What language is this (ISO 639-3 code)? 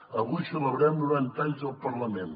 cat